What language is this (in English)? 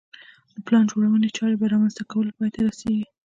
Pashto